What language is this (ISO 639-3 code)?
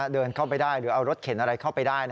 tha